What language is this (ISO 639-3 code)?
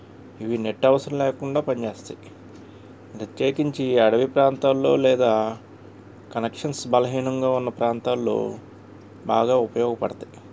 tel